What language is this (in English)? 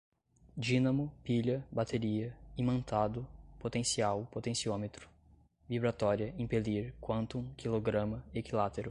Portuguese